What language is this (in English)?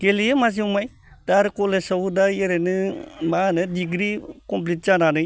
Bodo